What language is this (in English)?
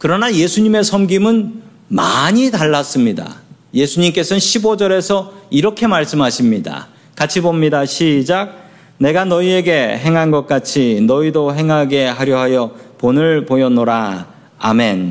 Korean